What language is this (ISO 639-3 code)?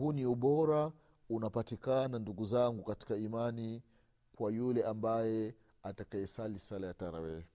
swa